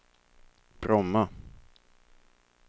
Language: Swedish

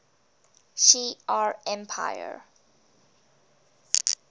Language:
English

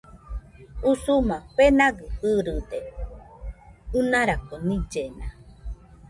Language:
Nüpode Huitoto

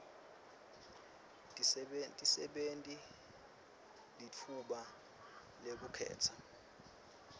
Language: Swati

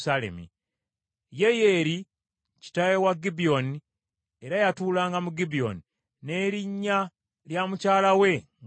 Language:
Ganda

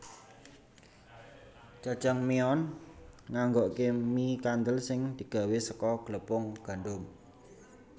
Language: Javanese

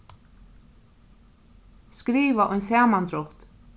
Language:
Faroese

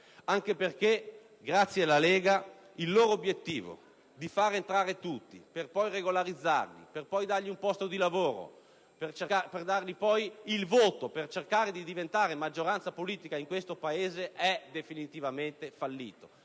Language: Italian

